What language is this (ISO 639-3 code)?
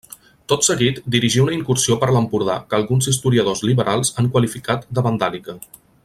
cat